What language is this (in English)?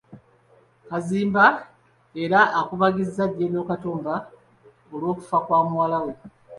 Ganda